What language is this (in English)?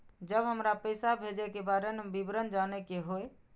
Maithili